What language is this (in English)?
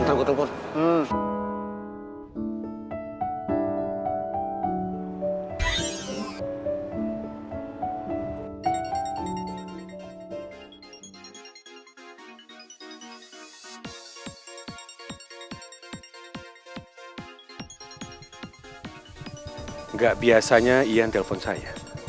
Indonesian